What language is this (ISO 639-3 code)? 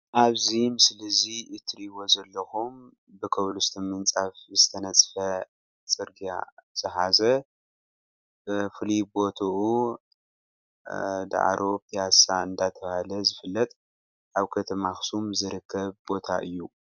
tir